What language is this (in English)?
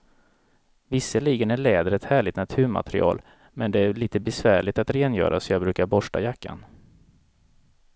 Swedish